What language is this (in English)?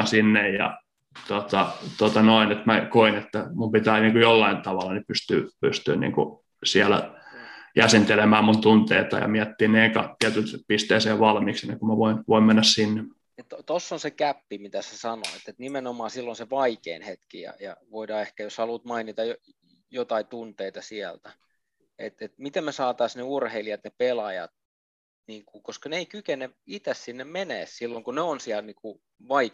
Finnish